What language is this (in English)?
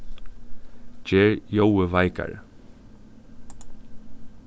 Faroese